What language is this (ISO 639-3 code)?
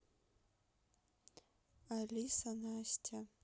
rus